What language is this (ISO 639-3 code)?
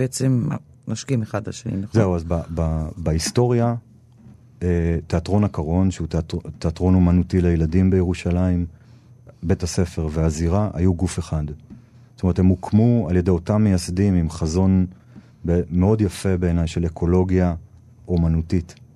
heb